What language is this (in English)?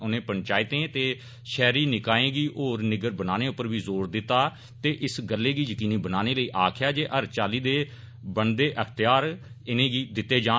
Dogri